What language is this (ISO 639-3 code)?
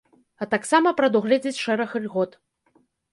bel